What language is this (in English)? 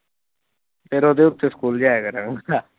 Punjabi